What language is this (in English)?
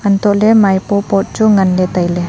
Wancho Naga